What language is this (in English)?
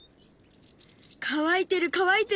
Japanese